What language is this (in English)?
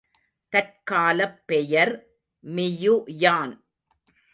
Tamil